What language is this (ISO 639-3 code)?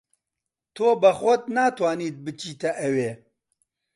ckb